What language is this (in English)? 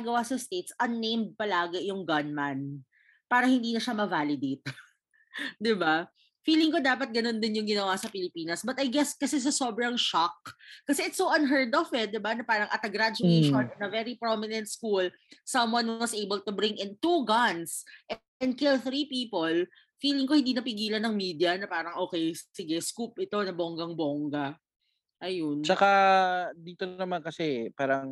Filipino